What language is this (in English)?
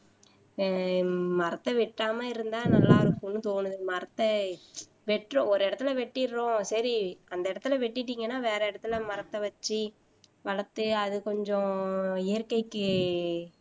Tamil